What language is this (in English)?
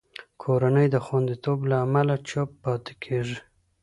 Pashto